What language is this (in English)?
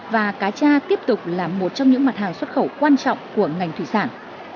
Vietnamese